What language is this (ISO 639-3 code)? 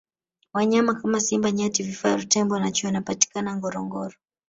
swa